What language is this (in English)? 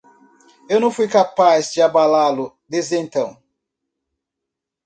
Portuguese